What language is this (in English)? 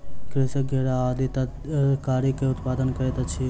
Maithili